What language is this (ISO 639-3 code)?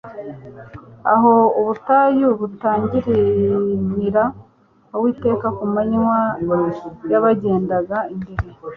kin